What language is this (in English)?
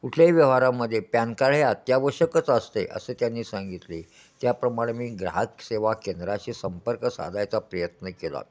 Marathi